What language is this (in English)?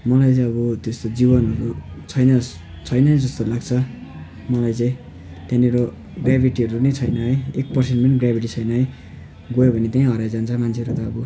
Nepali